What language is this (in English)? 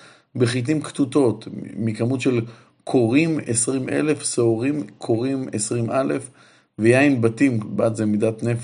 Hebrew